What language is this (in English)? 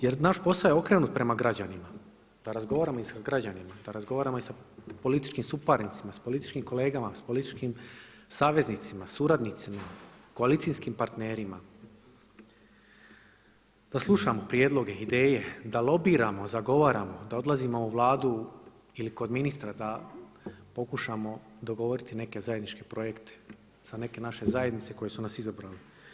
Croatian